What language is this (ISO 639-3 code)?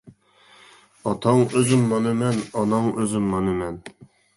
uig